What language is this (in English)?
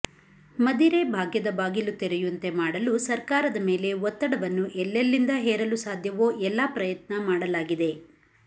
Kannada